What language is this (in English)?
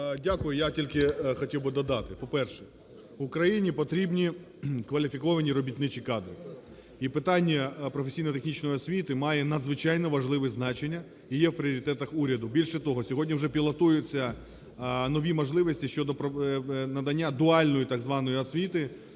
Ukrainian